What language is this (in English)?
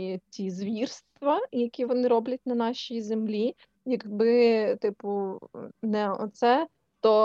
Ukrainian